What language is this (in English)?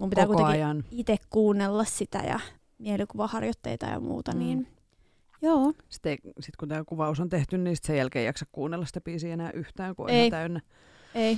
Finnish